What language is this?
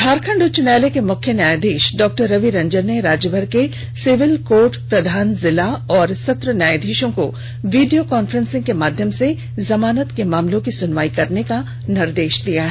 Hindi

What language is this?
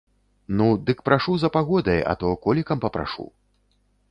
Belarusian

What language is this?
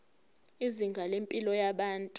Zulu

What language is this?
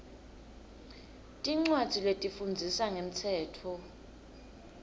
Swati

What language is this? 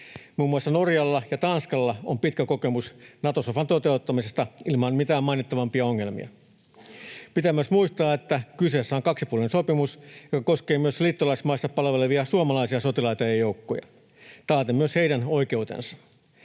Finnish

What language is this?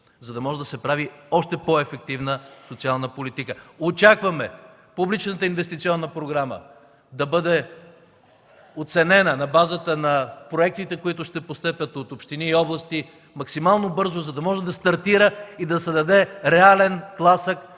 Bulgarian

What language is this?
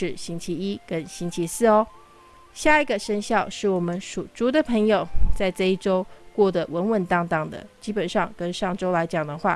Chinese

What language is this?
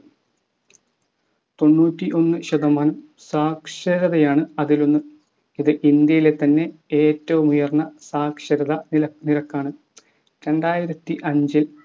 Malayalam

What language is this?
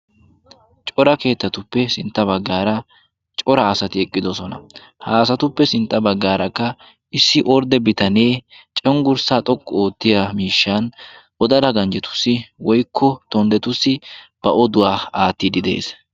Wolaytta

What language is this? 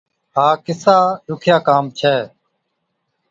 Od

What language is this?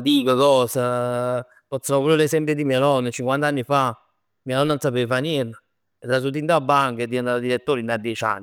Neapolitan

